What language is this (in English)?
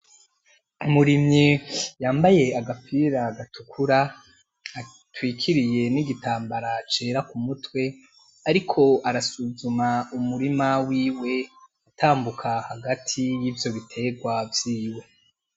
Rundi